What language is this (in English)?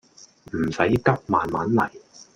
Cantonese